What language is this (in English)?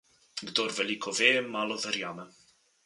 Slovenian